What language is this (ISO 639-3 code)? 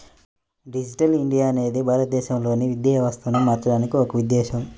tel